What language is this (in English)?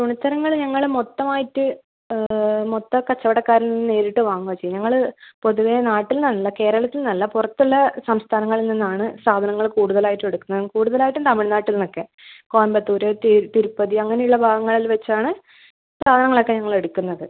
Malayalam